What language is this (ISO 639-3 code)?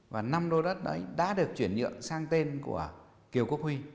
vie